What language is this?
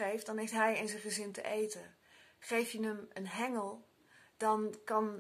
Dutch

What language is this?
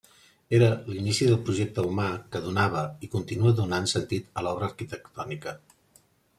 Catalan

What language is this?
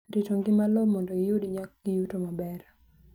Luo (Kenya and Tanzania)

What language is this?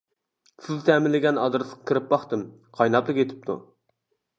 Uyghur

